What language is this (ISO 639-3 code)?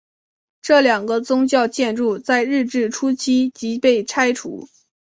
zho